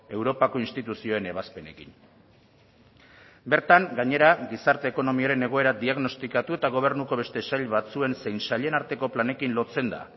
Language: Basque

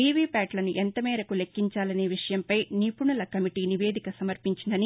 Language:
Telugu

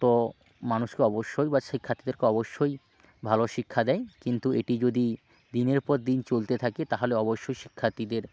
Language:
Bangla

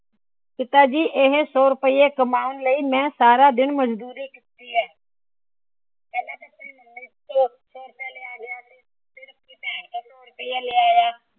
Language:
Punjabi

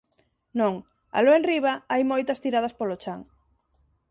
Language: Galician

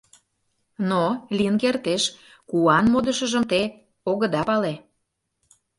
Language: Mari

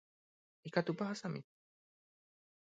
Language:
Guarani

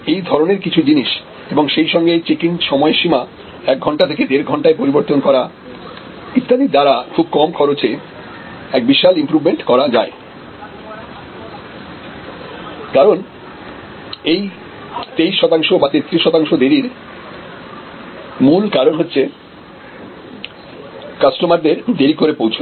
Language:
Bangla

